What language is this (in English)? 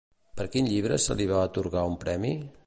Catalan